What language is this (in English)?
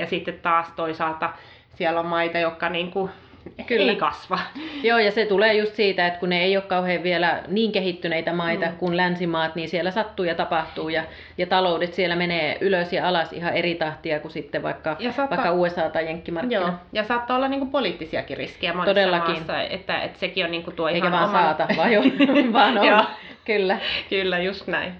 Finnish